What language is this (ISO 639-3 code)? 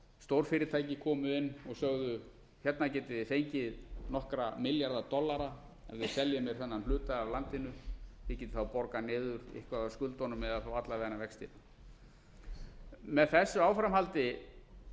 isl